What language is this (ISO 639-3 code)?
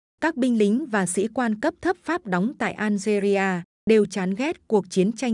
vie